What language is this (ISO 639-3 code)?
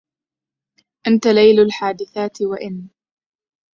ara